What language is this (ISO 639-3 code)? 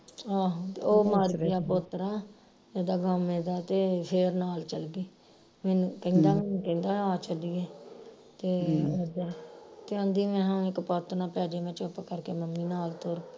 pan